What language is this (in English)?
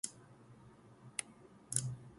Chinese